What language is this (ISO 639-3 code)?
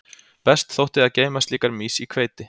isl